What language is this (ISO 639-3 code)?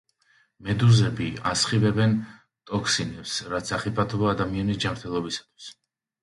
kat